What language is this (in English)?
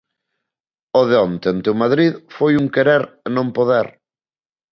Galician